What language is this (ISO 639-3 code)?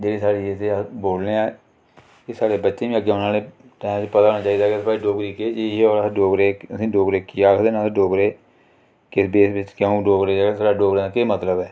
doi